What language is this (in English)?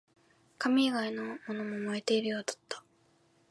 Japanese